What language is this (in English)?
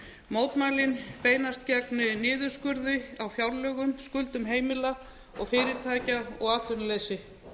Icelandic